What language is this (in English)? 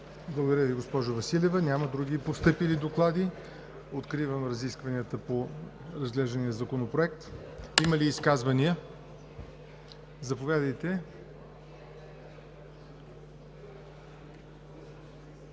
Bulgarian